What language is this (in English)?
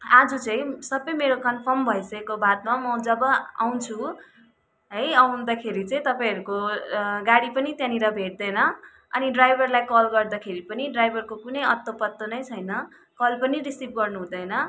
Nepali